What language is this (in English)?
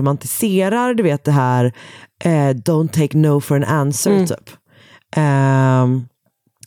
Swedish